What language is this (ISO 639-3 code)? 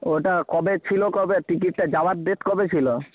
ben